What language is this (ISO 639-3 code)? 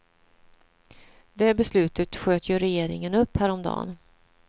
swe